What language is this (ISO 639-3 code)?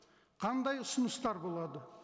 kaz